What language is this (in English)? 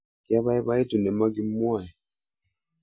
Kalenjin